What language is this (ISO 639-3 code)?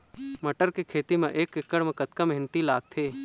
hne